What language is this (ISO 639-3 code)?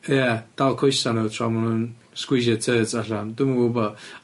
cym